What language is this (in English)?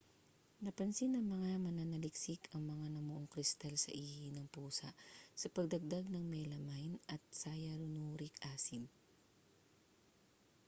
Filipino